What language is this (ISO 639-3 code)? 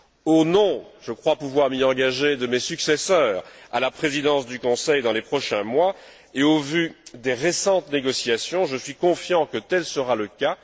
fra